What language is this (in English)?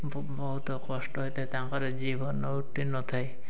Odia